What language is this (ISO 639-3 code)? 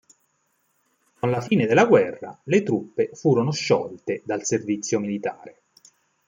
ita